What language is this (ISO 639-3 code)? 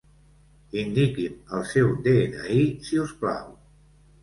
cat